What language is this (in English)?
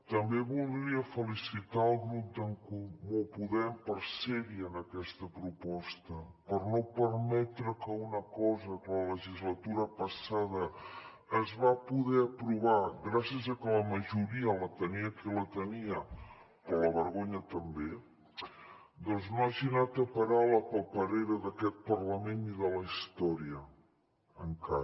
Catalan